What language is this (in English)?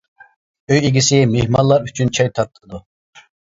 Uyghur